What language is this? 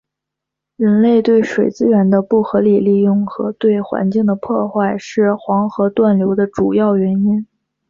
Chinese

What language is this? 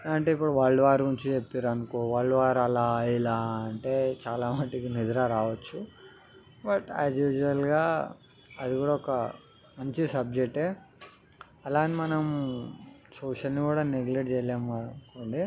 Telugu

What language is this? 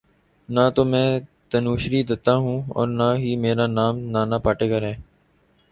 Urdu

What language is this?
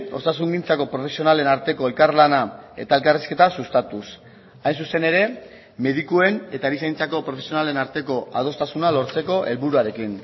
Basque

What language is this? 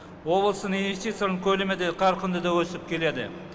Kazakh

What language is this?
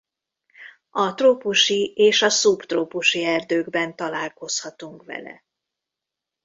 Hungarian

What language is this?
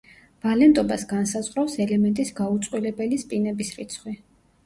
Georgian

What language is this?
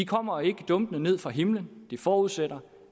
Danish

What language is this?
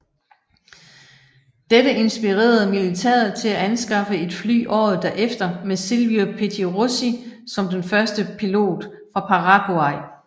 Danish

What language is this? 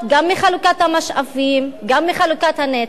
Hebrew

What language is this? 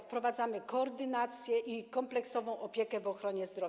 Polish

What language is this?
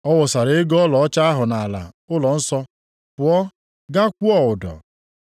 Igbo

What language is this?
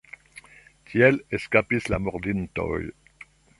Esperanto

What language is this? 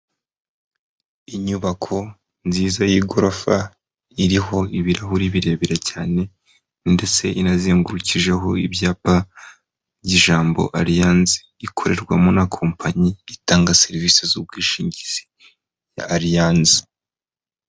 Kinyarwanda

